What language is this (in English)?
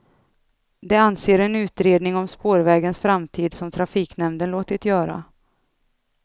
Swedish